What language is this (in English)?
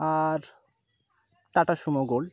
Bangla